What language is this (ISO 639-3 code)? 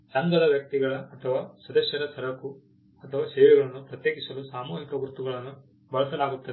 kan